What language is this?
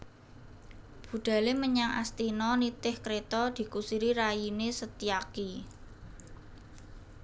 Javanese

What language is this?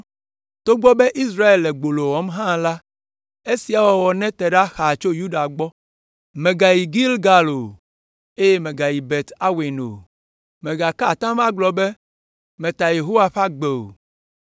Ewe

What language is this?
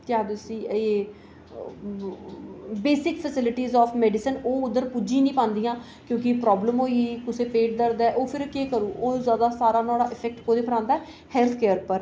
Dogri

